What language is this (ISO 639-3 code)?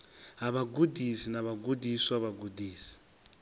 ven